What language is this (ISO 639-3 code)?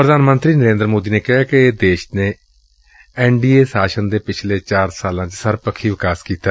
pan